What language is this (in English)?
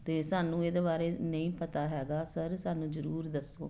Punjabi